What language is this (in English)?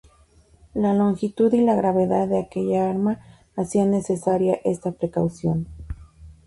Spanish